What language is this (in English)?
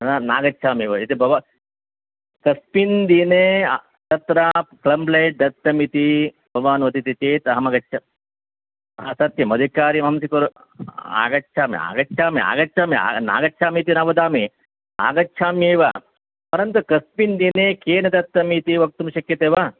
Sanskrit